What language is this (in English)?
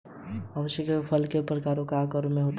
Hindi